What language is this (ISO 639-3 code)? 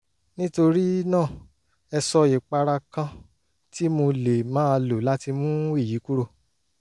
yor